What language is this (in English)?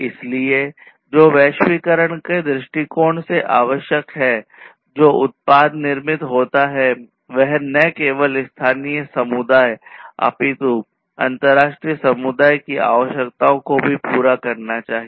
Hindi